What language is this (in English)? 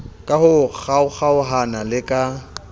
Southern Sotho